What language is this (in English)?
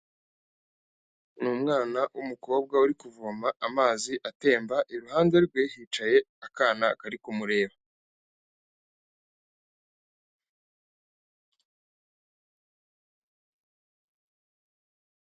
Kinyarwanda